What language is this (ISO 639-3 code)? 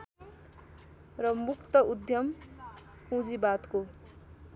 nep